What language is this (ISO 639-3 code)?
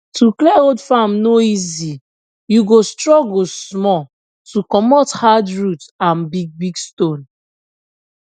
pcm